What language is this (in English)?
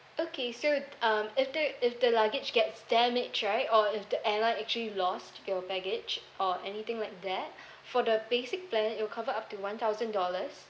English